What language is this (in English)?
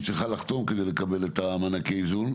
Hebrew